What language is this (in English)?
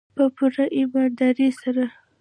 Pashto